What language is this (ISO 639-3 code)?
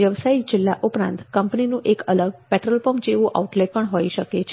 guj